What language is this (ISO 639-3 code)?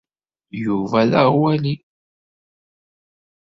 kab